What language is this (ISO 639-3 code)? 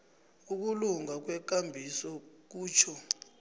nbl